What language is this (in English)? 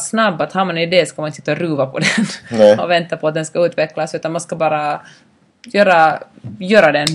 Swedish